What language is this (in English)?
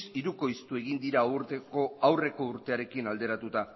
Basque